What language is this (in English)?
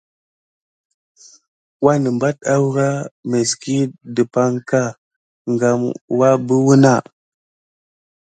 Gidar